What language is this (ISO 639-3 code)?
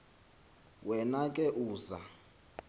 xho